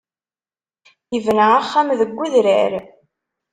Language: Kabyle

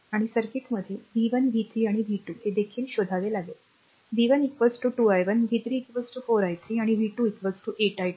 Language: Marathi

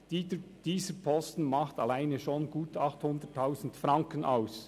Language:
Swiss German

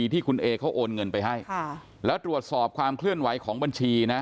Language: Thai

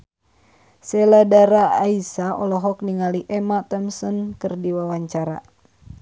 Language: Sundanese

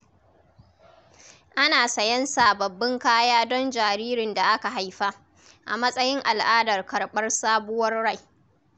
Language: Hausa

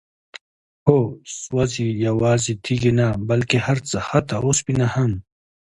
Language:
Pashto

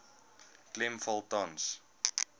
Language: Afrikaans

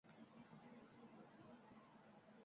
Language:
Uzbek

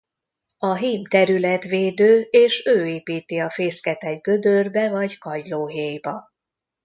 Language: Hungarian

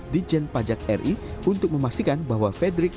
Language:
Indonesian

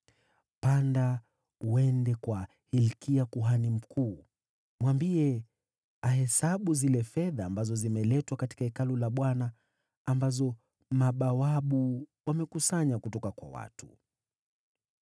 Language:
Swahili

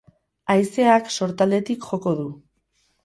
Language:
Basque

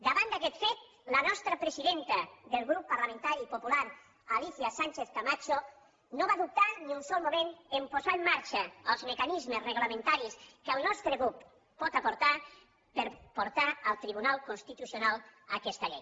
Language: Catalan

